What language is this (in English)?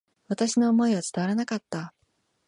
Japanese